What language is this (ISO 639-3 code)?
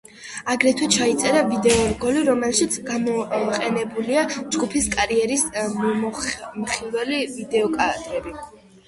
kat